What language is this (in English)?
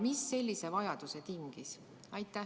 Estonian